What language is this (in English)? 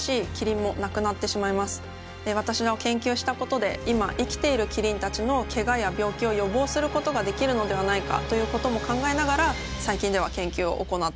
Japanese